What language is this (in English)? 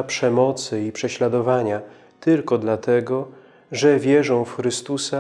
Polish